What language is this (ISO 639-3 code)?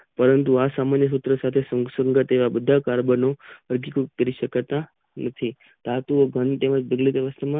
guj